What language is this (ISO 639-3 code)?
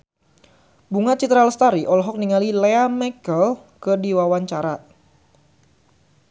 sun